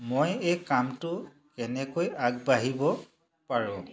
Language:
Assamese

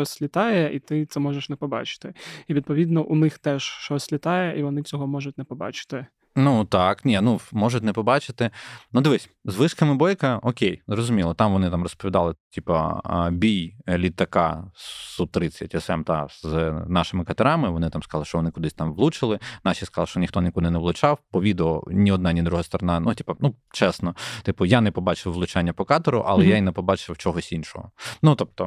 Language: Ukrainian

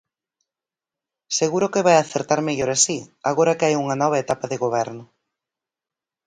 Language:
Galician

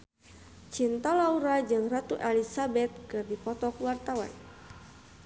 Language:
Sundanese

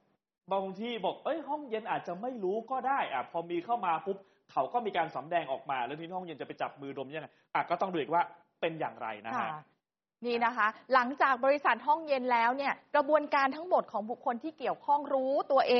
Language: Thai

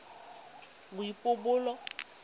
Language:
Tswana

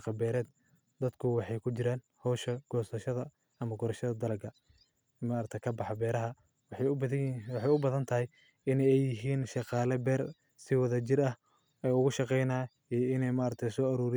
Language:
Somali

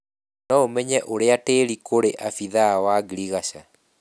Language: Kikuyu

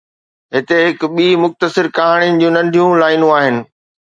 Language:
Sindhi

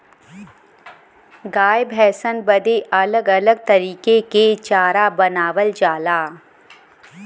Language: Bhojpuri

